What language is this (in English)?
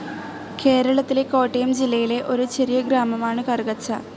Malayalam